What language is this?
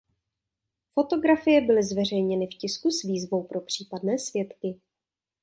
Czech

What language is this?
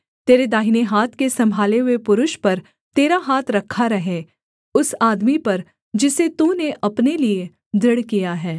Hindi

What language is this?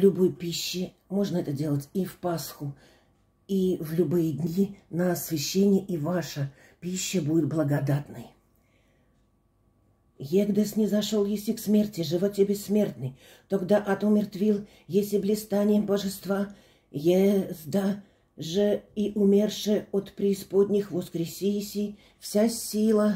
Russian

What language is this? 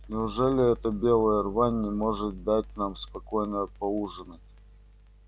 Russian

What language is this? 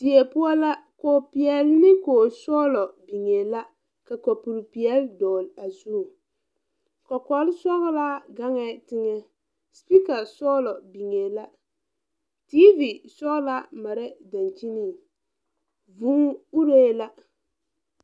Southern Dagaare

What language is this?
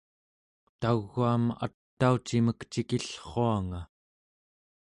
Central Yupik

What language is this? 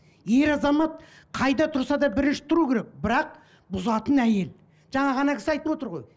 Kazakh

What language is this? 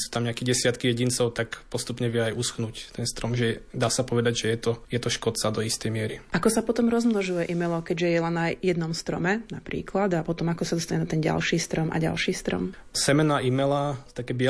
Slovak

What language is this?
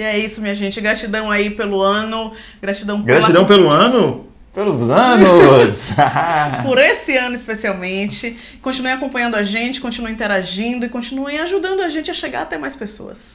Portuguese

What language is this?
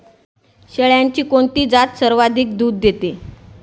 Marathi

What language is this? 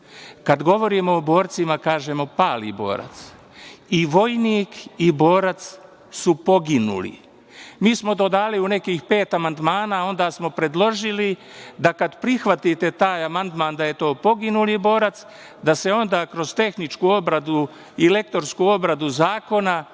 Serbian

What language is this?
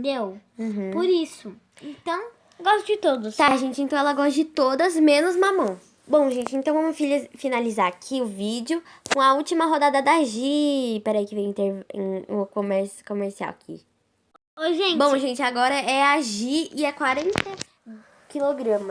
Portuguese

